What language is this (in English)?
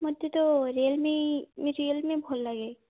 Odia